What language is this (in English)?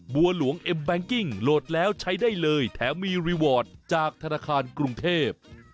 Thai